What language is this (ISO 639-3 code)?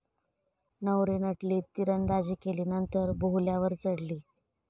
mar